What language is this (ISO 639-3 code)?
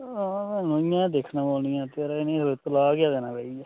doi